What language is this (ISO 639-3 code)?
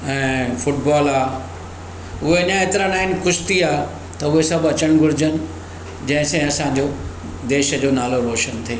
snd